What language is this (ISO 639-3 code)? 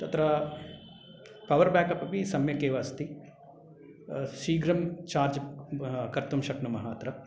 san